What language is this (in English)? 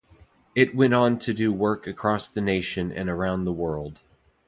English